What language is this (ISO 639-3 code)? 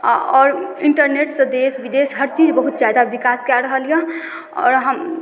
mai